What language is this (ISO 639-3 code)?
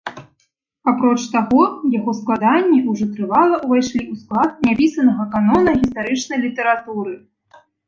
bel